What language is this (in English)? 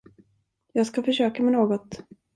Swedish